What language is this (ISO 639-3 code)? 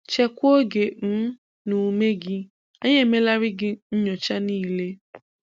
ibo